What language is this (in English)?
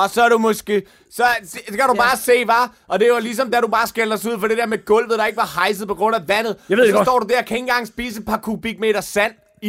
Danish